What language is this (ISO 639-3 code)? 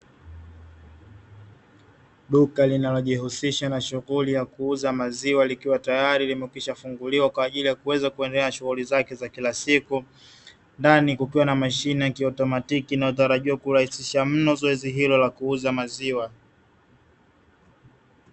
swa